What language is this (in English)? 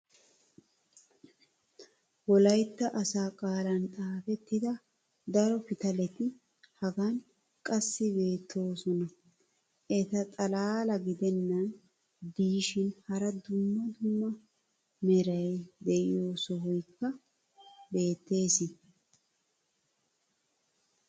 Wolaytta